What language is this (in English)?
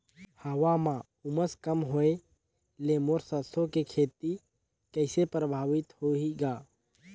Chhattisgarhi